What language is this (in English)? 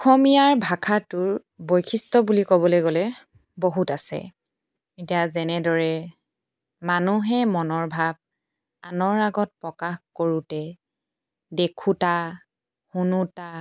Assamese